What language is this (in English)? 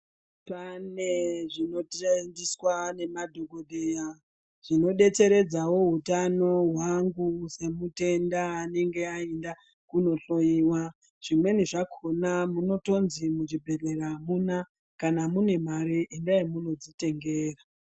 Ndau